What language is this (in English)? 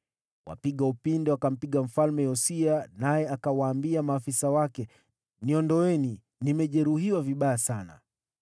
Swahili